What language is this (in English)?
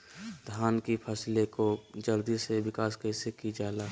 Magahi